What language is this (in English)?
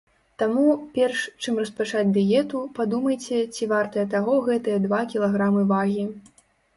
Belarusian